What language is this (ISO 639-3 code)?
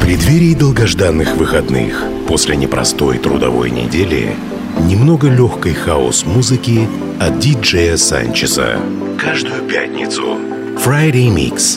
rus